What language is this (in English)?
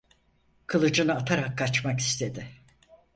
Turkish